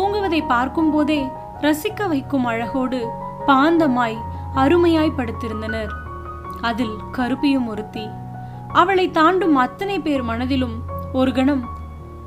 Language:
Tamil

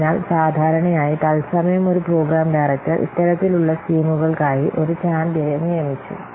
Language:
Malayalam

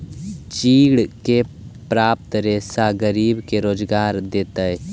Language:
Magahi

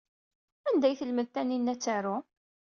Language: Kabyle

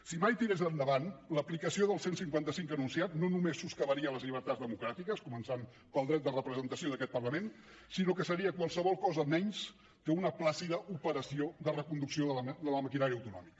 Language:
Catalan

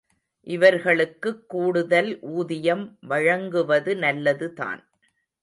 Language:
Tamil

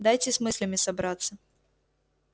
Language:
Russian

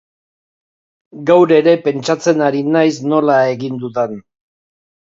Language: Basque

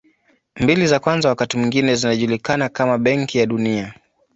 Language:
Swahili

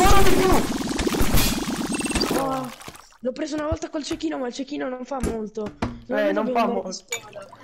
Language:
Italian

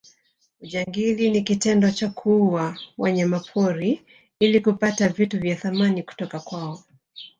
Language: Swahili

